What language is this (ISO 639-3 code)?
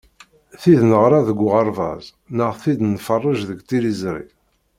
kab